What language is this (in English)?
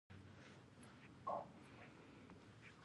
Pashto